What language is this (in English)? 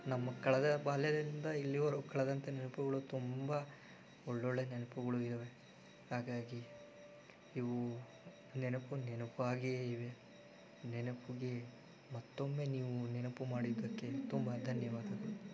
Kannada